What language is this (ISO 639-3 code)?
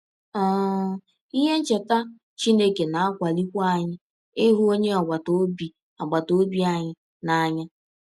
ibo